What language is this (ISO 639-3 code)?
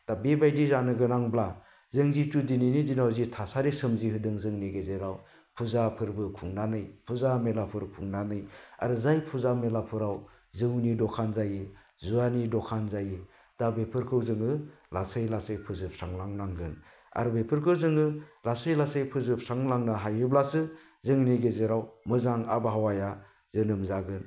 brx